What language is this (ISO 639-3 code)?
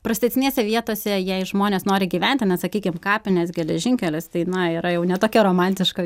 lit